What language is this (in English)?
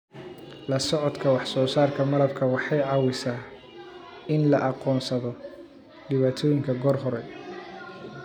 Somali